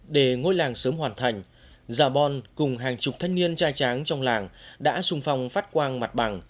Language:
Vietnamese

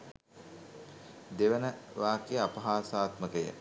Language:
Sinhala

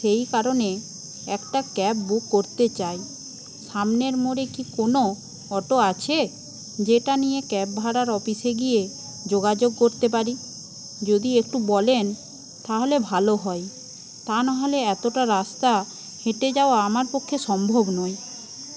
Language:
Bangla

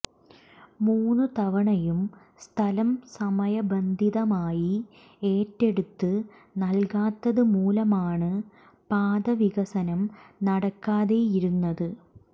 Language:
Malayalam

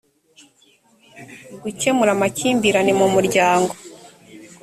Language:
Kinyarwanda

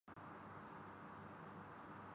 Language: Urdu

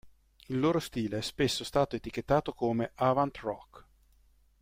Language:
Italian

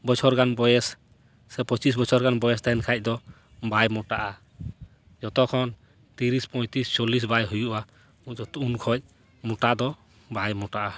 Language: Santali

